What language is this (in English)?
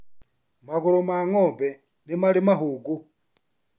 Kikuyu